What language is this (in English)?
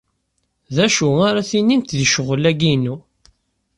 Kabyle